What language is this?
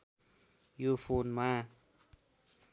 Nepali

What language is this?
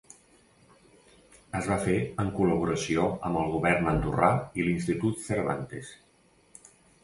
Catalan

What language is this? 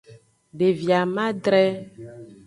Aja (Benin)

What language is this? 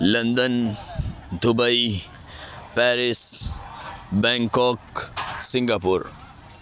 Urdu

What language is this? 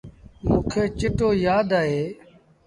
Sindhi Bhil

